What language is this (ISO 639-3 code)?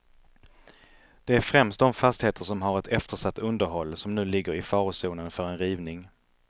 swe